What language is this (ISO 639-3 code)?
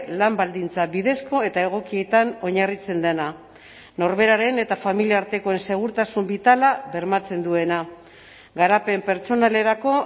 eus